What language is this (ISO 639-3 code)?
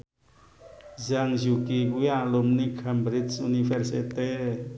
jav